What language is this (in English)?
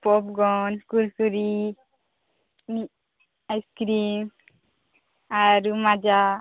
Odia